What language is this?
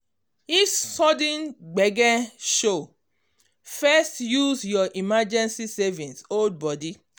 Nigerian Pidgin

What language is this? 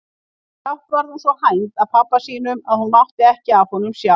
Icelandic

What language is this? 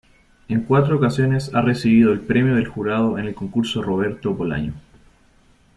Spanish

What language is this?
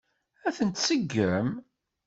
Kabyle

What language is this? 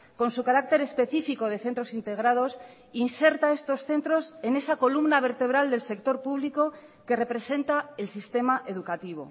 Spanish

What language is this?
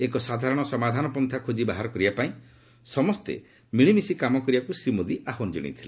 Odia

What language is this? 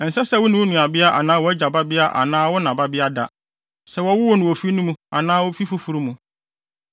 Akan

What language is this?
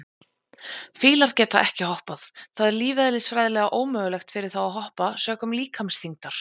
Icelandic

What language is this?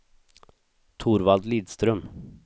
Swedish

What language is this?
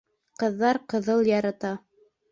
Bashkir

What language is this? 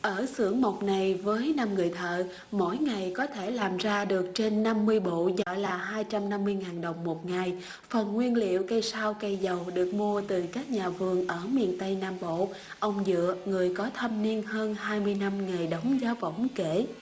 Vietnamese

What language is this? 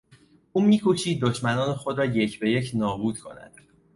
Persian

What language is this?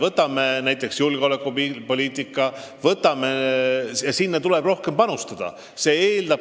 Estonian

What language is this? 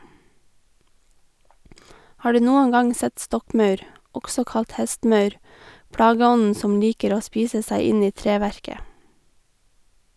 Norwegian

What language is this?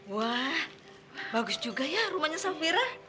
Indonesian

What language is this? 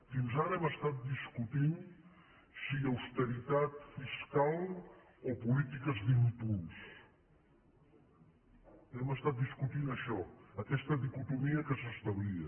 Catalan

